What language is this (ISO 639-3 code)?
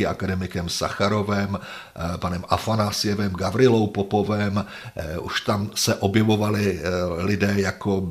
ces